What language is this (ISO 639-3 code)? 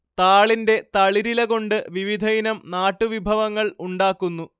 mal